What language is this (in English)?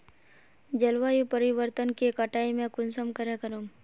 Magahi